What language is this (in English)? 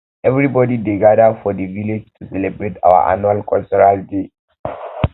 Nigerian Pidgin